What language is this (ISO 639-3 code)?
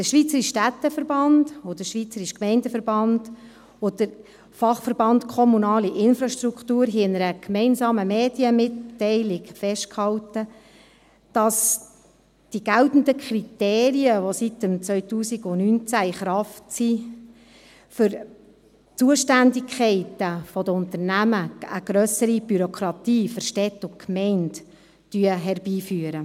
gsw